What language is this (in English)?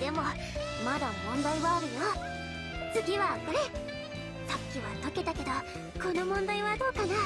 Japanese